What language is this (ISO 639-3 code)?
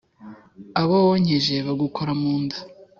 kin